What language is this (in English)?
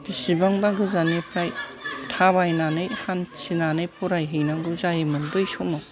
Bodo